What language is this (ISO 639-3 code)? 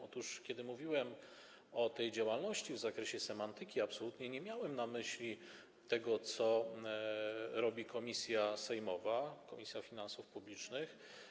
pol